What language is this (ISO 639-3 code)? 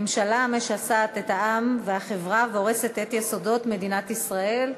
heb